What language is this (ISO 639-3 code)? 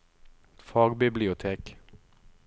nor